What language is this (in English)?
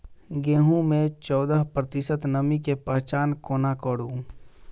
Maithili